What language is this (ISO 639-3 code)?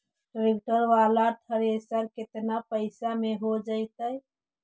mag